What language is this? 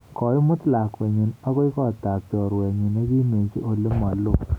Kalenjin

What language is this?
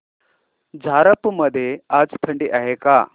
Marathi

